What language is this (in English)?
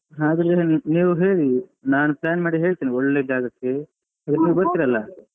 Kannada